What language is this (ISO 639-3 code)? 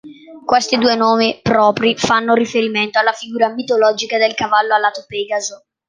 ita